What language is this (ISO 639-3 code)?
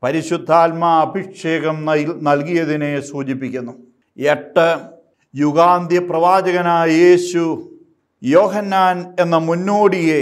mal